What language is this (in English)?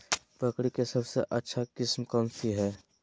Magahi